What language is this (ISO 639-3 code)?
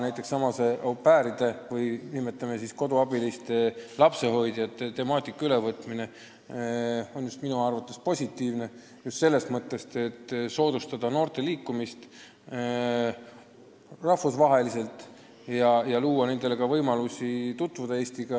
est